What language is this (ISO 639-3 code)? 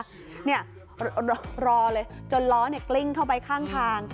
tha